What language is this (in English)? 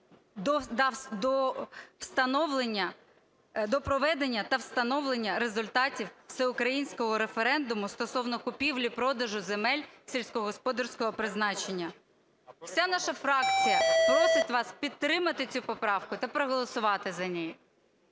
Ukrainian